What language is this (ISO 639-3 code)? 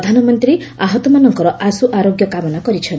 ori